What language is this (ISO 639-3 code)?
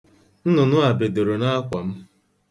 ibo